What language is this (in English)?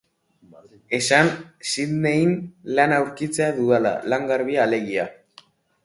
Basque